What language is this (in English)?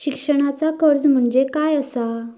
Marathi